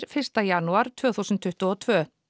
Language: Icelandic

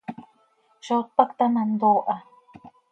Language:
Seri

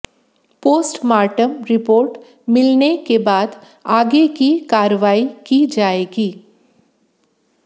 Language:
Hindi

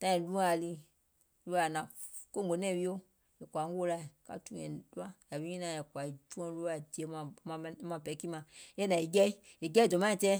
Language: Gola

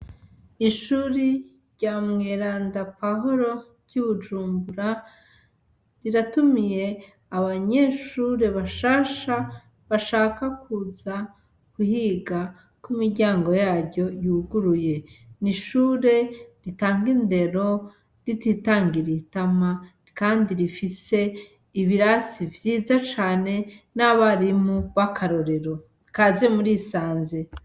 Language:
Rundi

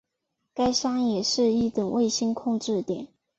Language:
Chinese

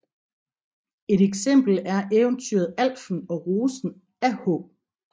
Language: Danish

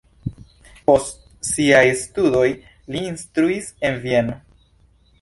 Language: Esperanto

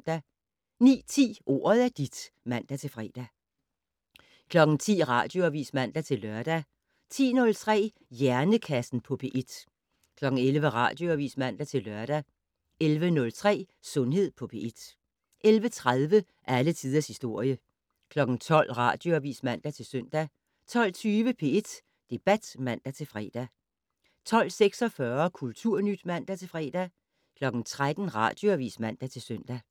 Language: Danish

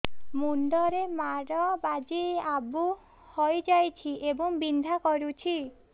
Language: Odia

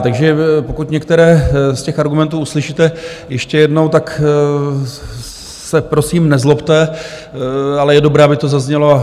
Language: Czech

